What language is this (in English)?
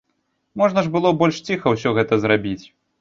Belarusian